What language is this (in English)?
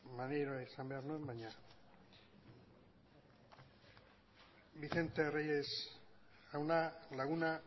Basque